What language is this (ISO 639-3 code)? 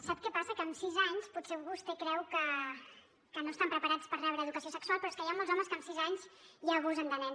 cat